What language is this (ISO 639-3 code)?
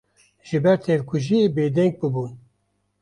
kur